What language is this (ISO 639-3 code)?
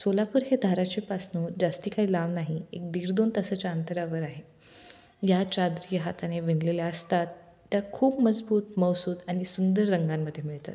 mar